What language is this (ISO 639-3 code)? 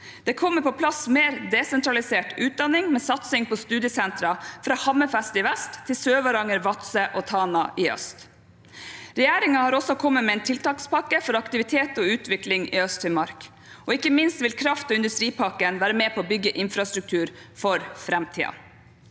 nor